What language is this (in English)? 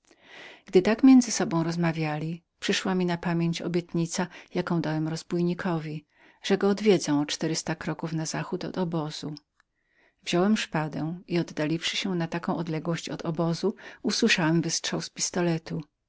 Polish